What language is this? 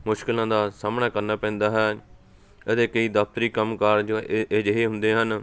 Punjabi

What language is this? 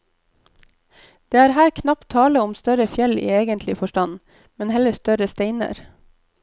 Norwegian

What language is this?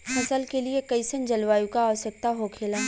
Bhojpuri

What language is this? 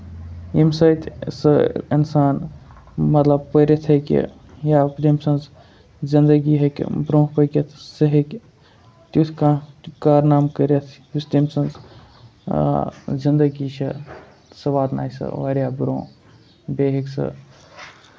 Kashmiri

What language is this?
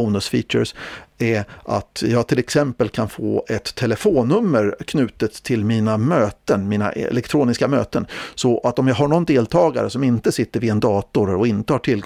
Swedish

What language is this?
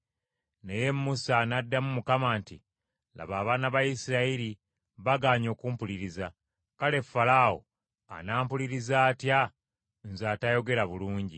Ganda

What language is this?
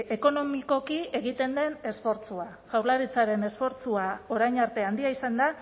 Basque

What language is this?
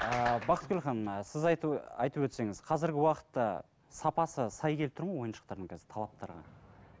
Kazakh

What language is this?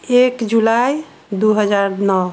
Maithili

